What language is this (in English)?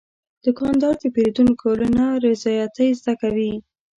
Pashto